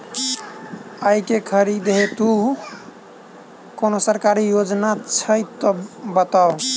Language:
Maithili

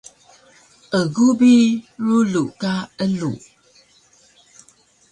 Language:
Taroko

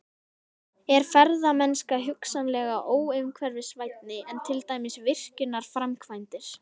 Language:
Icelandic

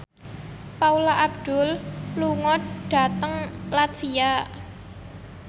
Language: Javanese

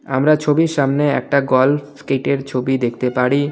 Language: Bangla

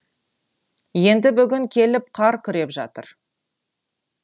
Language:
Kazakh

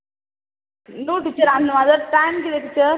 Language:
Konkani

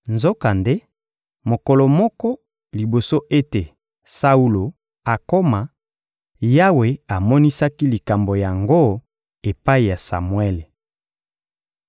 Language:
Lingala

